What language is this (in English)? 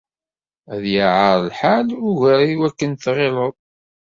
Kabyle